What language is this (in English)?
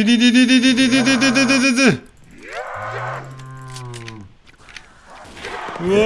Korean